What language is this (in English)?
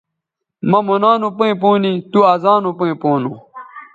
Bateri